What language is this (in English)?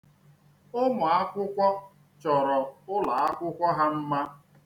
Igbo